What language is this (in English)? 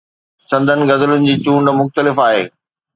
Sindhi